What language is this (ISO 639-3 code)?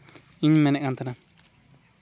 sat